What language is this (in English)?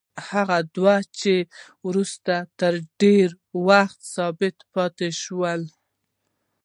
Pashto